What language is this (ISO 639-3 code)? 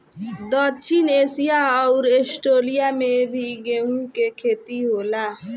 bho